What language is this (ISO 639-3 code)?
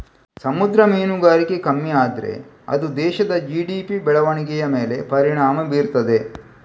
kan